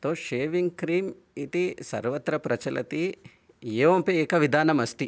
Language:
Sanskrit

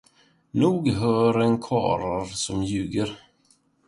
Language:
Swedish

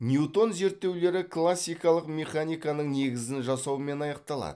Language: Kazakh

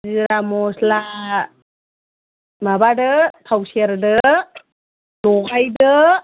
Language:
Bodo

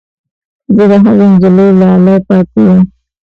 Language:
Pashto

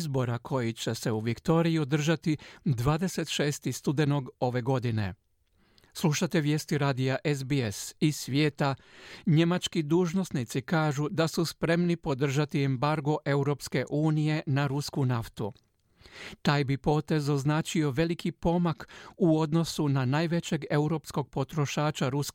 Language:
Croatian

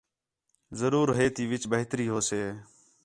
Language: Khetrani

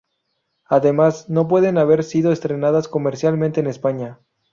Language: Spanish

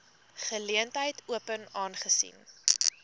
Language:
Afrikaans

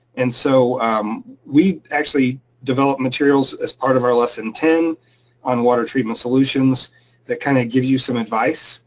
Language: English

